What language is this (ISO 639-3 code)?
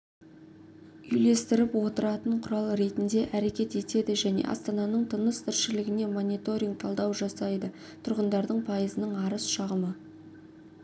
kaz